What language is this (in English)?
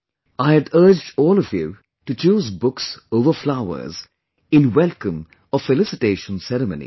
English